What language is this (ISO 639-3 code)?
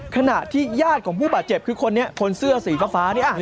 tha